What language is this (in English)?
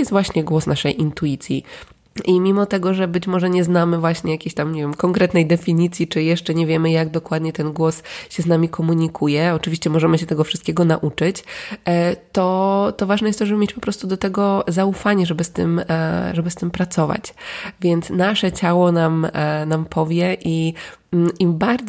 Polish